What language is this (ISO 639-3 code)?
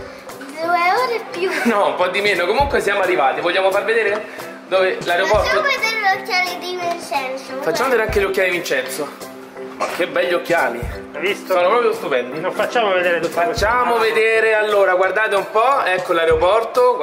ita